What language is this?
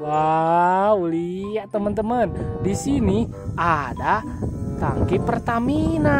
Indonesian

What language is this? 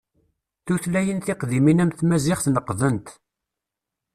Kabyle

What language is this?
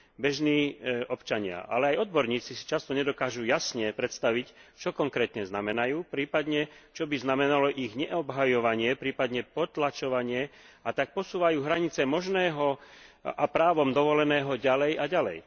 Slovak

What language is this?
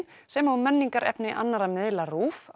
Icelandic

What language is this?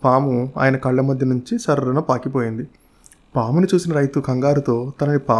Telugu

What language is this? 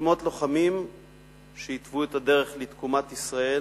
Hebrew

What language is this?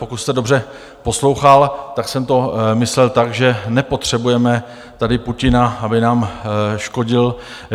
Czech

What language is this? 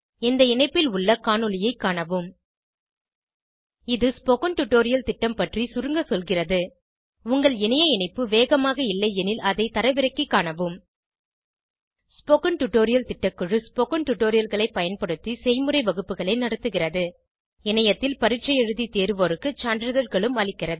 Tamil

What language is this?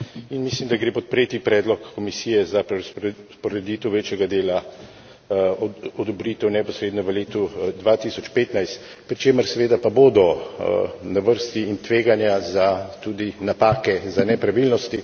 Slovenian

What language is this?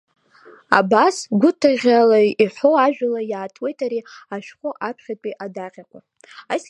Abkhazian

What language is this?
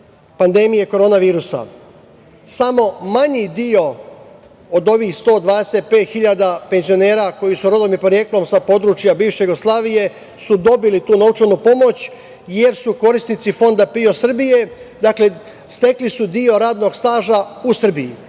Serbian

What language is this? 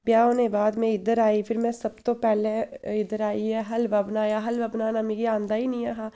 Dogri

